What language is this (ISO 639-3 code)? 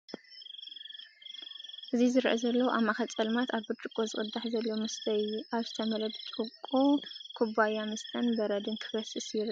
tir